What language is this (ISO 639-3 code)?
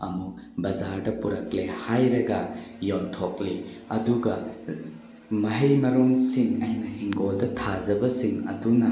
mni